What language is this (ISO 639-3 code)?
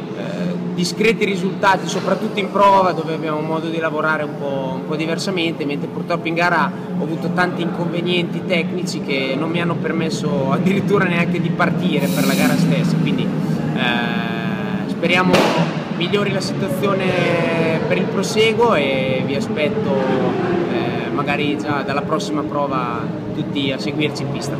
ita